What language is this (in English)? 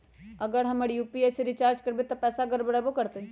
Magahi